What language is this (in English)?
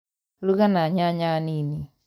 Kikuyu